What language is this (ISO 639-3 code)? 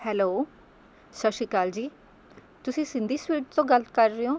pan